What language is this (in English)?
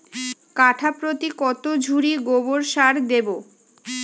Bangla